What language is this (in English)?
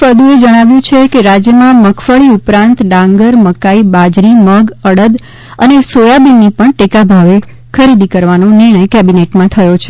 Gujarati